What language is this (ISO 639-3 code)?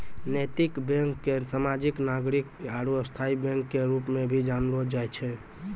mai